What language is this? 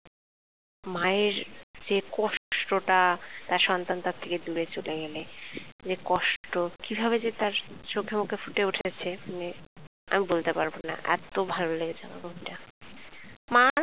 Bangla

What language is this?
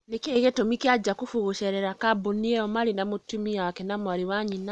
Kikuyu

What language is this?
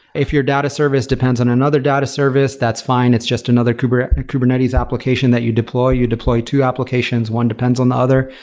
English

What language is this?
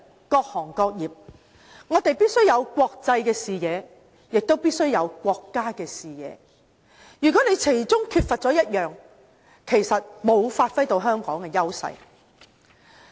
Cantonese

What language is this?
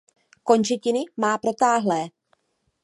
Czech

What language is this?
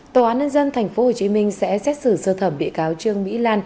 Vietnamese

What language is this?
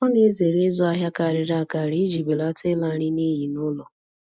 Igbo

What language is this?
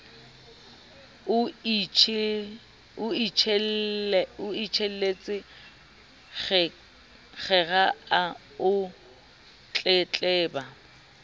Southern Sotho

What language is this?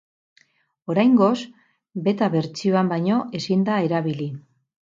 Basque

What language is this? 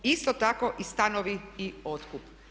Croatian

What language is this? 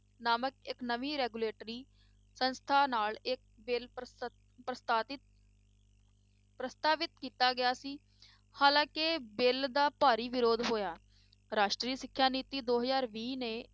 Punjabi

